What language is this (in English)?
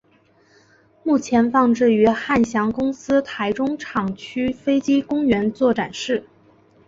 Chinese